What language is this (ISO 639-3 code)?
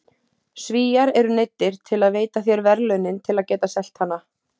isl